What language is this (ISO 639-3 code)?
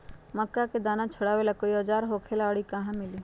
mag